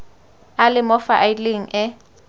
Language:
Tswana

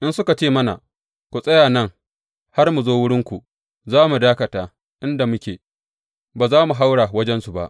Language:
Hausa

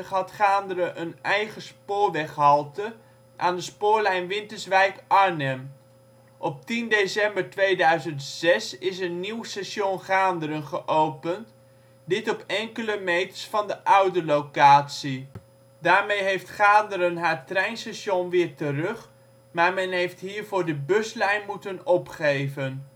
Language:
Dutch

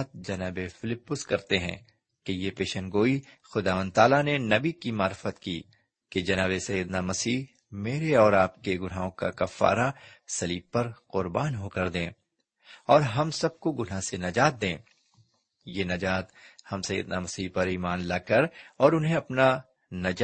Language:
Urdu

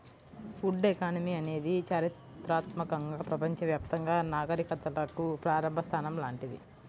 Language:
Telugu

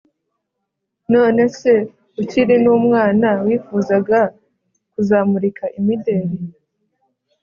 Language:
Kinyarwanda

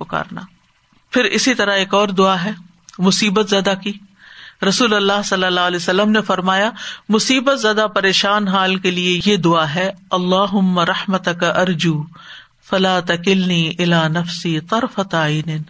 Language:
Urdu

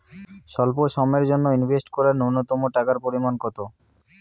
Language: Bangla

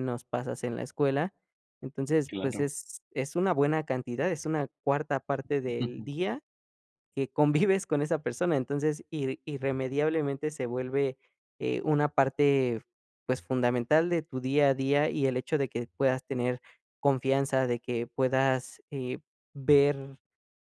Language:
Spanish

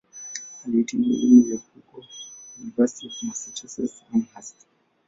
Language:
Swahili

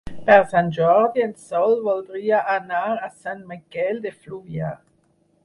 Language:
Catalan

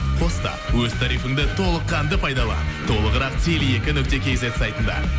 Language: Kazakh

